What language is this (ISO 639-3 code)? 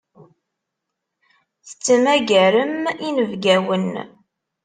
kab